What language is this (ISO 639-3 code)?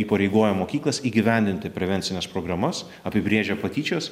lit